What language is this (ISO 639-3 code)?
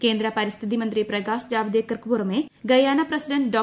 mal